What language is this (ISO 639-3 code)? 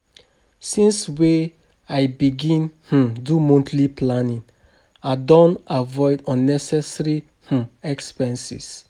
pcm